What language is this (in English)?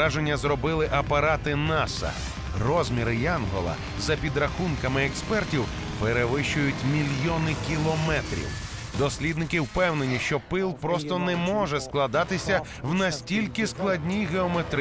Ukrainian